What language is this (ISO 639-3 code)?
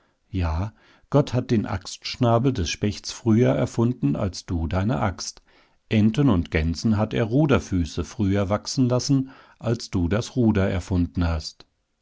deu